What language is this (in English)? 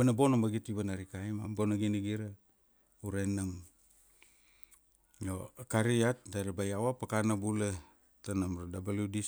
Kuanua